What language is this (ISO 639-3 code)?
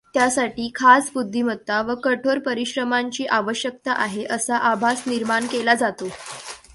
mar